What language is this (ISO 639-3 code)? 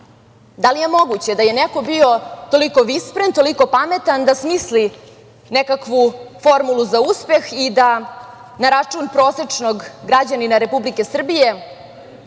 srp